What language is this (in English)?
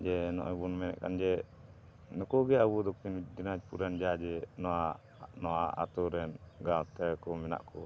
Santali